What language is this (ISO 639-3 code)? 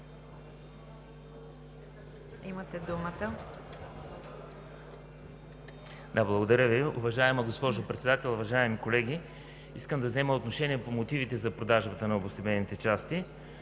bul